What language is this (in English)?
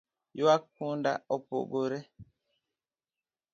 Luo (Kenya and Tanzania)